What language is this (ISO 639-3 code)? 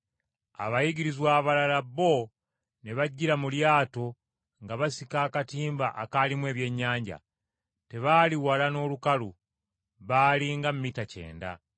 lug